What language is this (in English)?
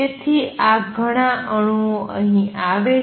Gujarati